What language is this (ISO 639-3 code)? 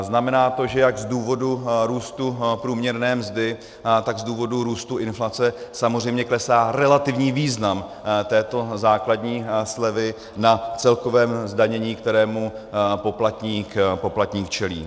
ces